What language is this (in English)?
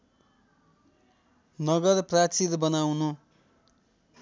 Nepali